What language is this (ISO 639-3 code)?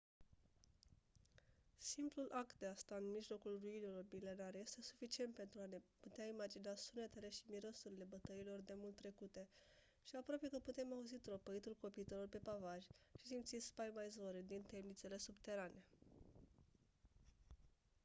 ron